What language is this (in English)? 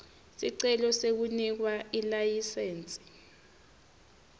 Swati